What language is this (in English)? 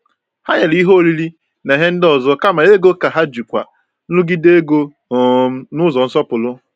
Igbo